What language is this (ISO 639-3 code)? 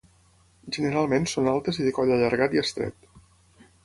cat